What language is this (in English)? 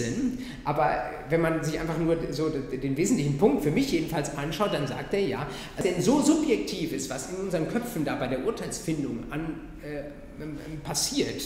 German